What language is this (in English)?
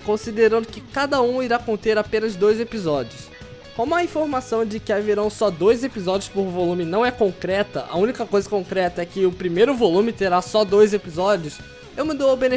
Portuguese